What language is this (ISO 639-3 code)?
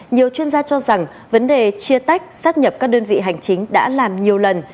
vie